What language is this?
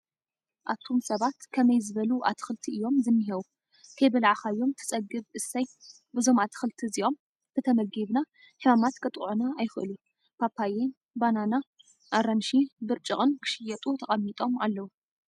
Tigrinya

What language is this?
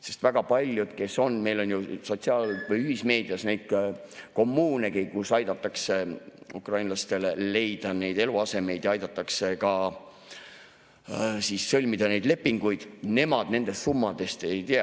Estonian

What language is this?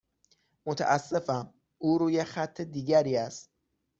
Persian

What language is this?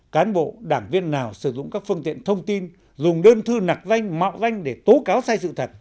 Vietnamese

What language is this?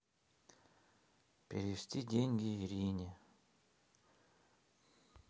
Russian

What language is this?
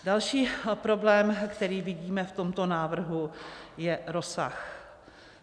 Czech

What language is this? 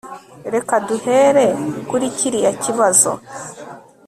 Kinyarwanda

